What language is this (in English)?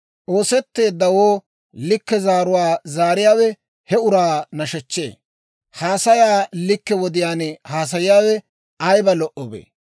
Dawro